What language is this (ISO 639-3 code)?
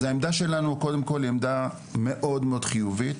heb